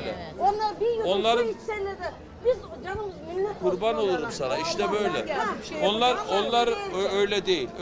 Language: Turkish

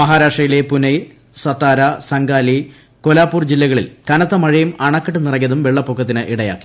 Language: Malayalam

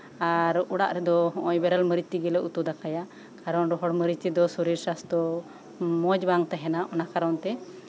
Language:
Santali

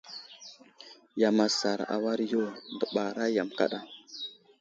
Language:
Wuzlam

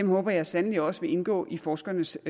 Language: Danish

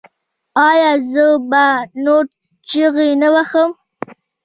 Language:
Pashto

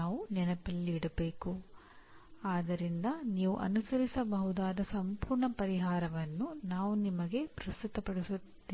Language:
Kannada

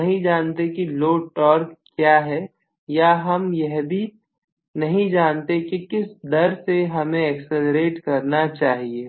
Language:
Hindi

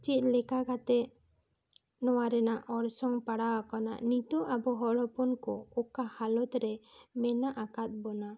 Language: Santali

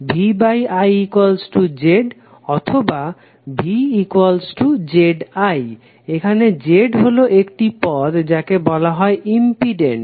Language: Bangla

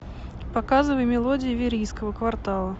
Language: Russian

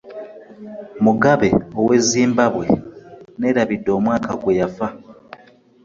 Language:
Ganda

